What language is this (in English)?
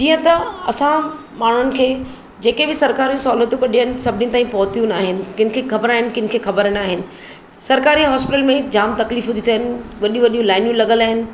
Sindhi